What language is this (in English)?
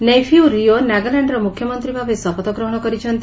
Odia